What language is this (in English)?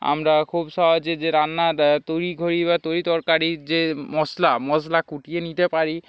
Bangla